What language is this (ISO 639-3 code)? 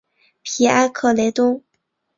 zho